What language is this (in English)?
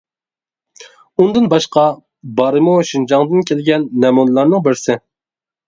Uyghur